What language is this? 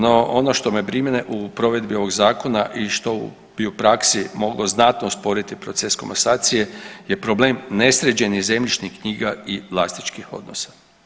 Croatian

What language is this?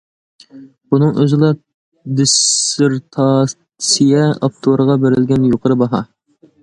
Uyghur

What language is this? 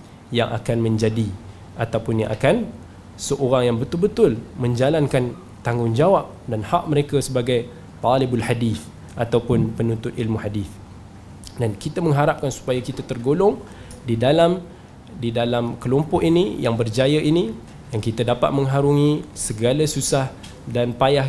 Malay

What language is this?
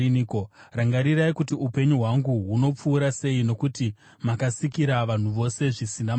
Shona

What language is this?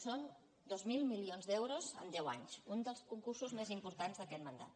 Catalan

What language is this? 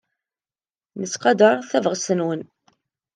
Kabyle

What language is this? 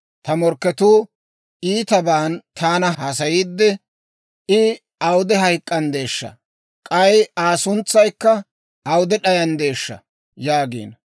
Dawro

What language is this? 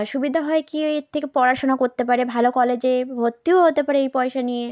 Bangla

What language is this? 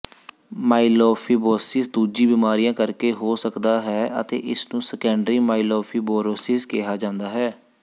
Punjabi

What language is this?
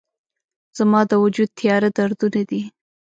Pashto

